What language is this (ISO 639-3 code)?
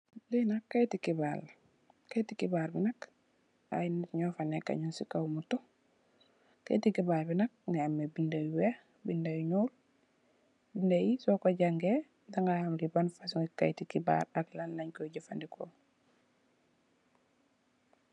wol